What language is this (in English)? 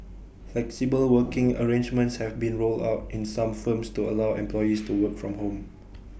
English